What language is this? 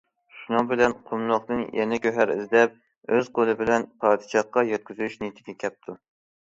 Uyghur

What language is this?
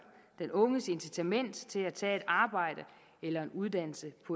Danish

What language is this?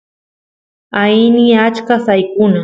Santiago del Estero Quichua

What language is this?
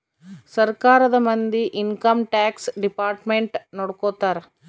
Kannada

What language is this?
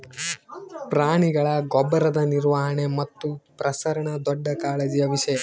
Kannada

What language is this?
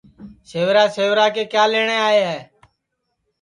Sansi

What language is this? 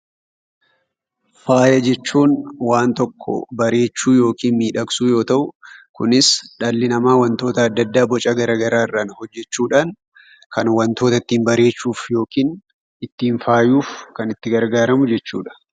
Oromo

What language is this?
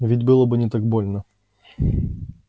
Russian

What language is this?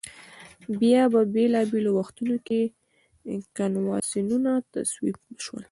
Pashto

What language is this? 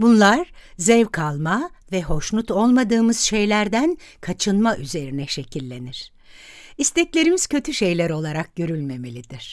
Turkish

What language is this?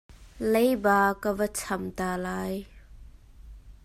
Hakha Chin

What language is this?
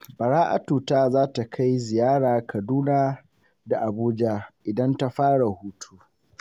Hausa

